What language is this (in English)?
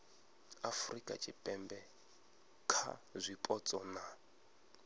Venda